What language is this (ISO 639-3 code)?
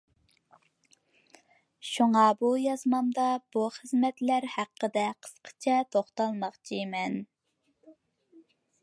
uig